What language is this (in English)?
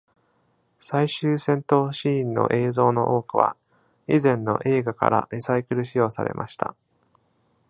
Japanese